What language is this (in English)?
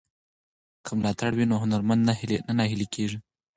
Pashto